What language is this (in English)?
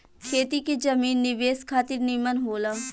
Bhojpuri